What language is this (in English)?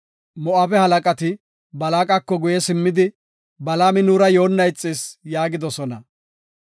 Gofa